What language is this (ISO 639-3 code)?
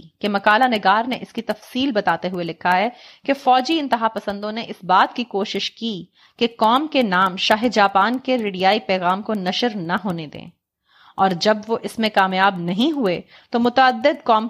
urd